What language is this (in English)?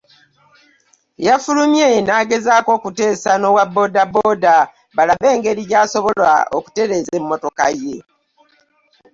Ganda